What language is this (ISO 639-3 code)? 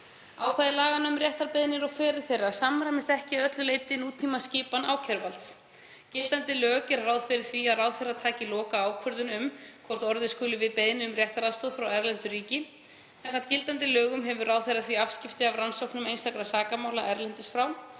isl